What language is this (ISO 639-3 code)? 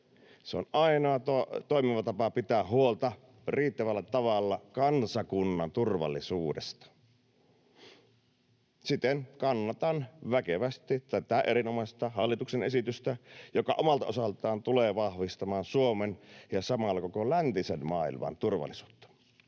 fin